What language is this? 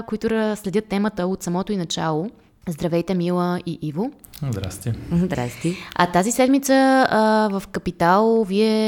Bulgarian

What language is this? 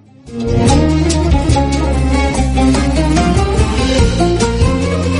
Arabic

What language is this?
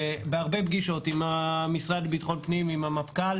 Hebrew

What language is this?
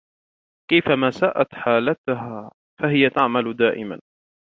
Arabic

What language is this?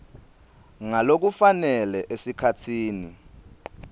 Swati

